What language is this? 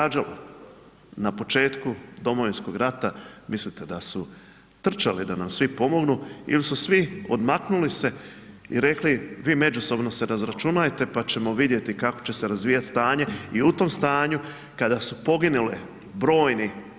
Croatian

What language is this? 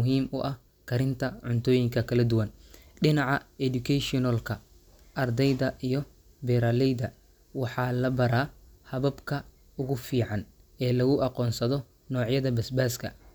Somali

